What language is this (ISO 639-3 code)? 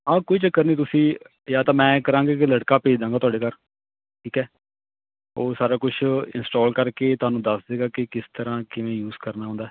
pan